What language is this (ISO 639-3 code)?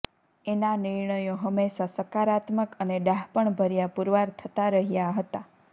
guj